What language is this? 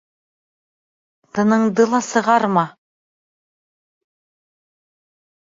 Bashkir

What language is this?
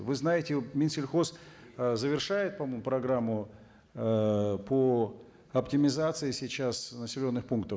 Kazakh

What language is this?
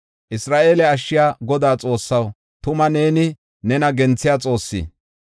Gofa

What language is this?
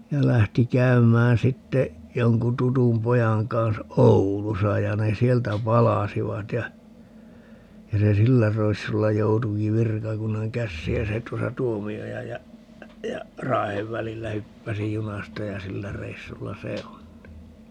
Finnish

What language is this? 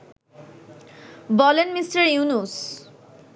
Bangla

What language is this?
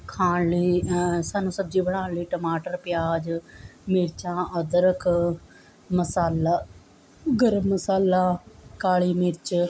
Punjabi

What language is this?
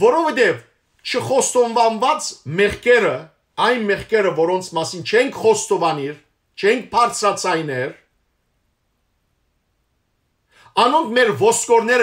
Turkish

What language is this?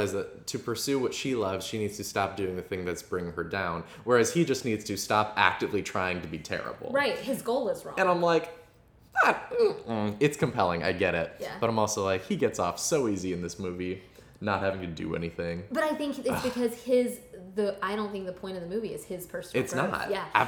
English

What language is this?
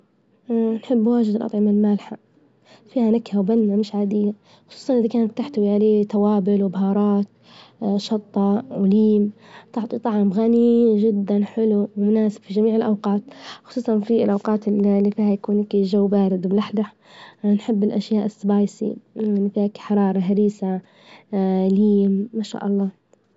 Libyan Arabic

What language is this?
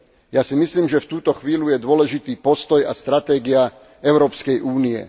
Slovak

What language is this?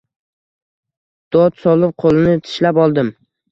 Uzbek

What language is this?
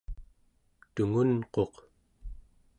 Central Yupik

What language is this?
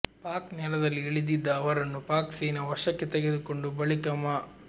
Kannada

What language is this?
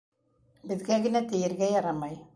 Bashkir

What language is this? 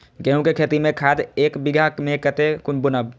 Maithili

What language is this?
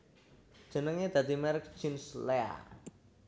Javanese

